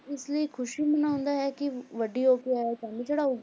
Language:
Punjabi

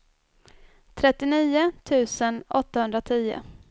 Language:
Swedish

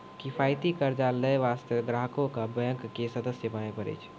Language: Maithili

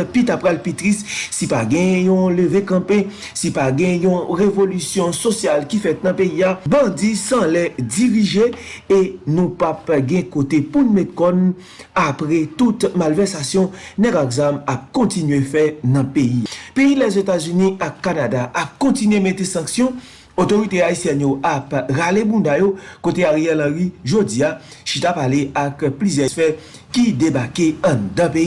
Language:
French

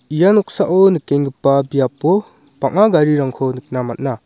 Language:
Garo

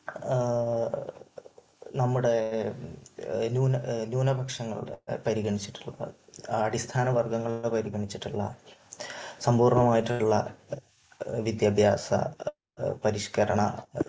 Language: Malayalam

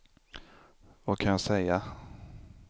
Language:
Swedish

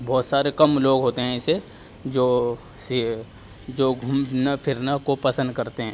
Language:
Urdu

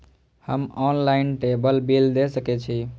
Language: Maithili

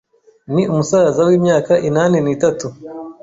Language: Kinyarwanda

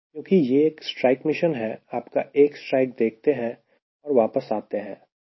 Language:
Hindi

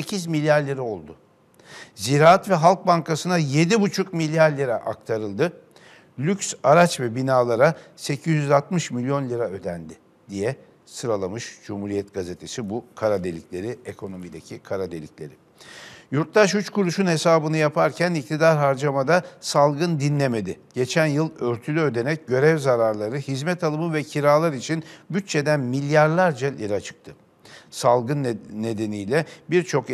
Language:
Turkish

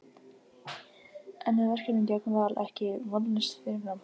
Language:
Icelandic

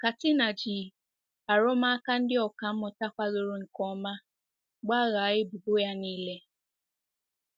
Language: Igbo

